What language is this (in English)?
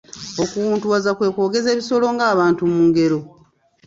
Ganda